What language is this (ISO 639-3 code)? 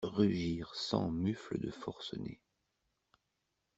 fra